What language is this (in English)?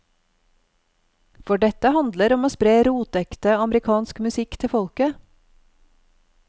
Norwegian